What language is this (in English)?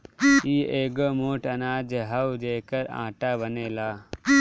Bhojpuri